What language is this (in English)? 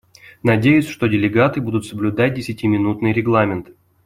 Russian